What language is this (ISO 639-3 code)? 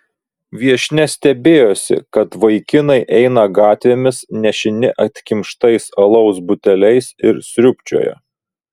lit